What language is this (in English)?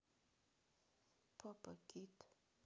Russian